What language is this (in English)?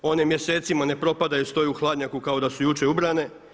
Croatian